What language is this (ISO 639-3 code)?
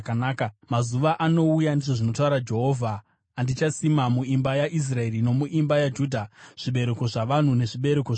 sna